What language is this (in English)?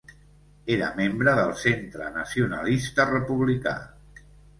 Catalan